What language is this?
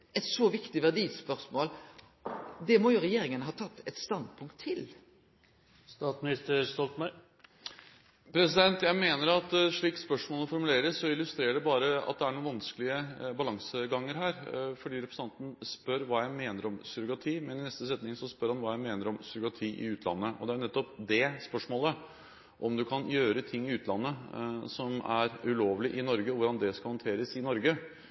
Norwegian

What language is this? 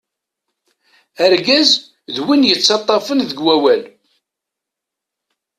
Kabyle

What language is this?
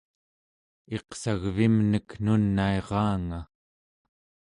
Central Yupik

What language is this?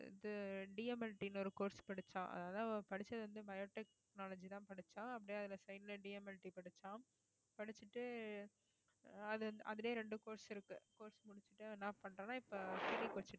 Tamil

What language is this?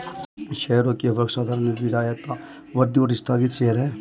Hindi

